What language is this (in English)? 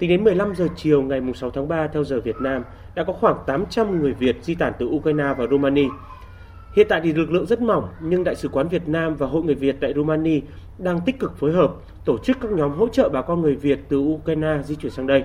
Vietnamese